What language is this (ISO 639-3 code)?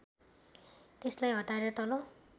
nep